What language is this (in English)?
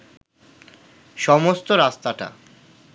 Bangla